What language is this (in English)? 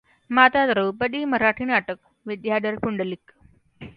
Marathi